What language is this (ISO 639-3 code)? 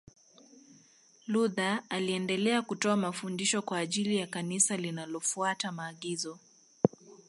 swa